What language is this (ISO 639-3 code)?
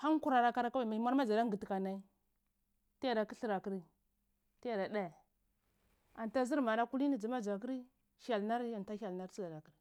ckl